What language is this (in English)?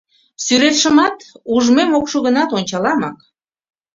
Mari